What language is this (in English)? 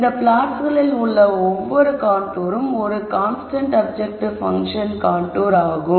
Tamil